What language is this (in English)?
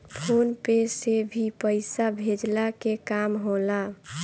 Bhojpuri